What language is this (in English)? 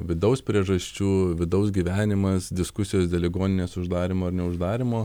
Lithuanian